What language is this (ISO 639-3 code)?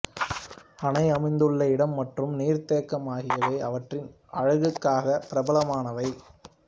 tam